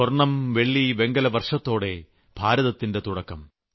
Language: Malayalam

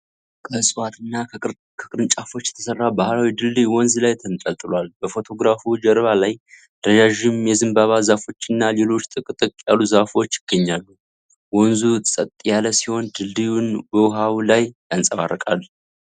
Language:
Amharic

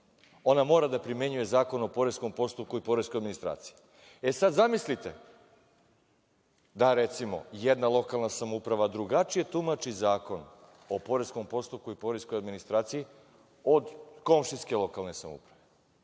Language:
Serbian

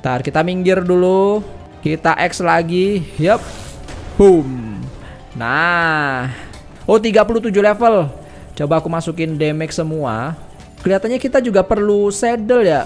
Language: Indonesian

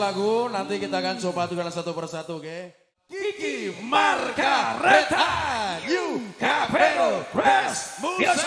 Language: Indonesian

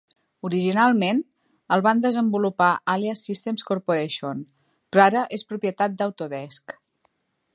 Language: Catalan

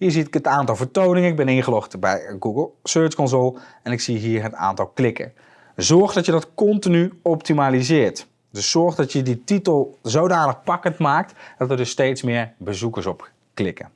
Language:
Dutch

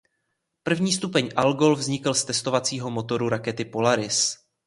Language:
Czech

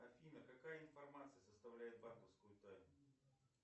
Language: Russian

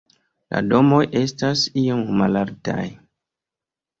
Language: Esperanto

